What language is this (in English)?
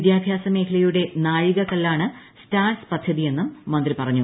Malayalam